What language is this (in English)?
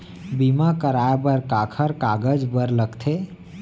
Chhattisgarhi